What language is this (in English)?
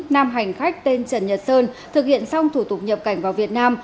Vietnamese